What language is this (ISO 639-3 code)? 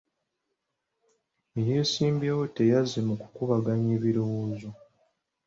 lug